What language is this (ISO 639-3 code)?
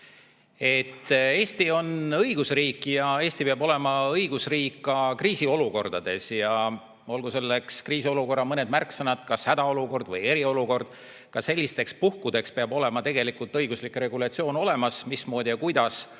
est